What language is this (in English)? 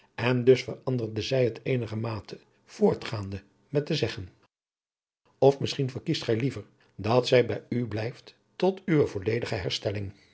Dutch